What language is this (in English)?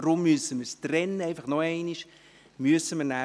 Swiss German